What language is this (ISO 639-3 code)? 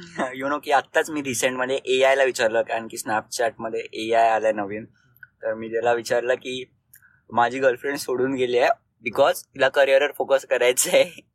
mar